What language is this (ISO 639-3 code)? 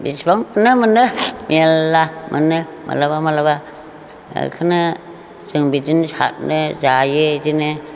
brx